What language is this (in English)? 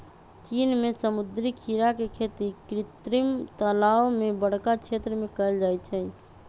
Magahi